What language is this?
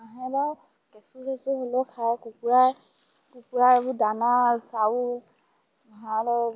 Assamese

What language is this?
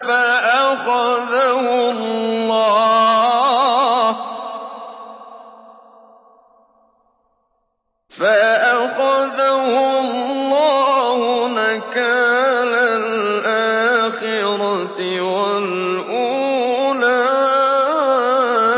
Arabic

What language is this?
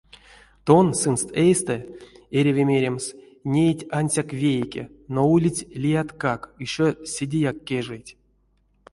Erzya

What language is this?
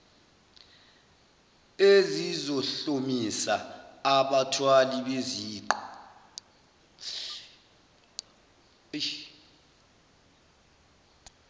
Zulu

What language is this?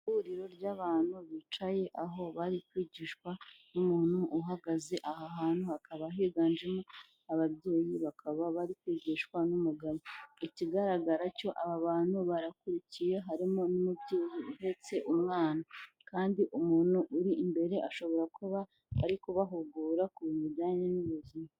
Kinyarwanda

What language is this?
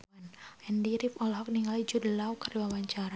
Sundanese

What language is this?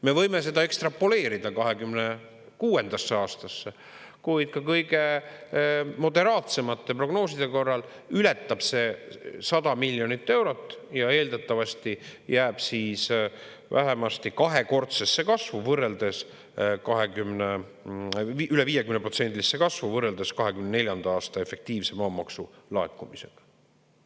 Estonian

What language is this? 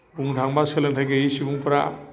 Bodo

